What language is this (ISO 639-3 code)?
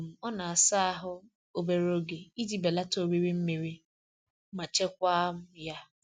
ibo